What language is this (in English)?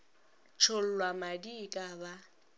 Northern Sotho